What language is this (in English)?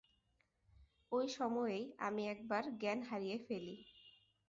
Bangla